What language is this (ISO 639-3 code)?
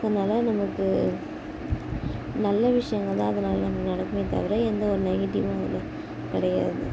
tam